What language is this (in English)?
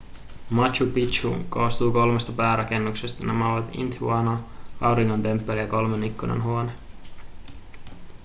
Finnish